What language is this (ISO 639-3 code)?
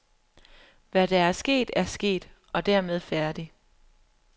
dan